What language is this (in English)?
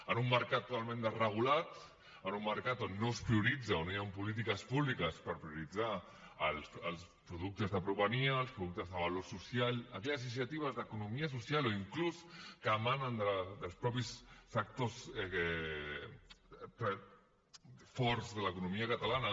Catalan